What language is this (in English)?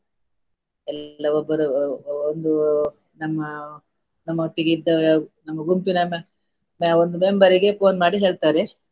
Kannada